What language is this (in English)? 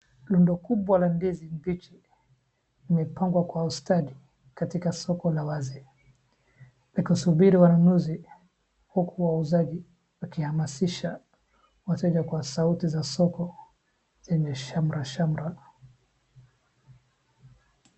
Swahili